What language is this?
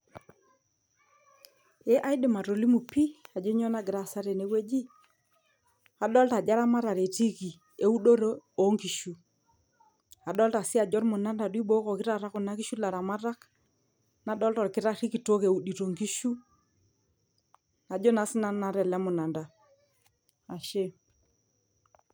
Masai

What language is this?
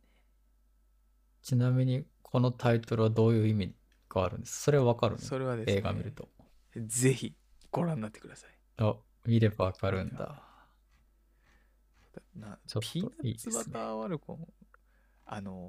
Japanese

